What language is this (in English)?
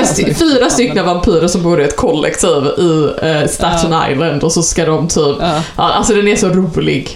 Swedish